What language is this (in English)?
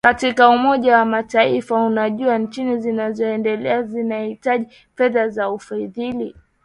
Swahili